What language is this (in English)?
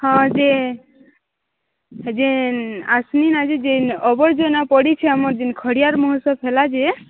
Odia